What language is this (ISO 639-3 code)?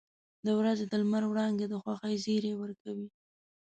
pus